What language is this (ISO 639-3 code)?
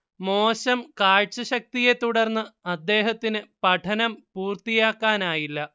mal